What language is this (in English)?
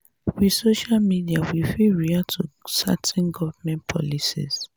Nigerian Pidgin